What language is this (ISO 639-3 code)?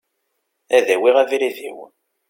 kab